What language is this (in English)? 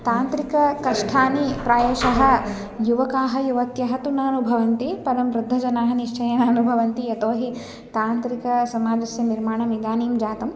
Sanskrit